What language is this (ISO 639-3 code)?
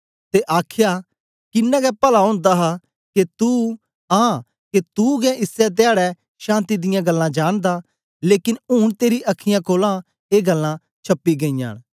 doi